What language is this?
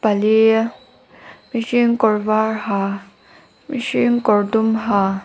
Mizo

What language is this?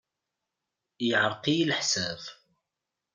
Kabyle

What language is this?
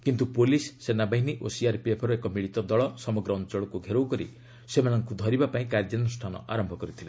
Odia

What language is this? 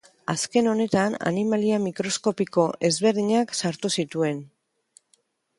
Basque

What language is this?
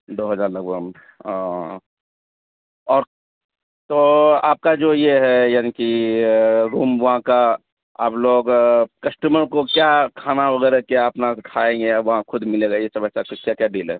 Urdu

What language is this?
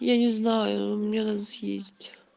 Russian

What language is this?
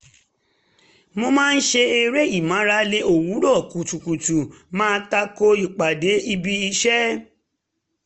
Yoruba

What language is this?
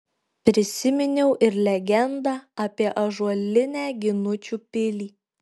Lithuanian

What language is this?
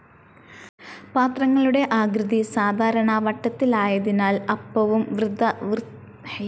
Malayalam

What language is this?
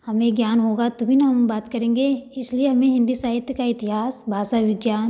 Hindi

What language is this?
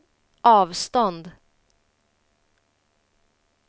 Swedish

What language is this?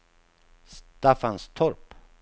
Swedish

